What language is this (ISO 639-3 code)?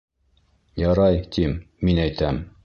bak